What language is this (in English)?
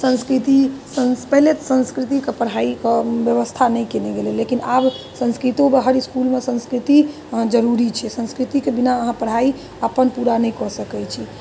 Maithili